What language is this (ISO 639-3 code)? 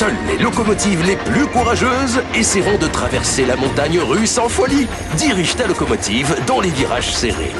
fra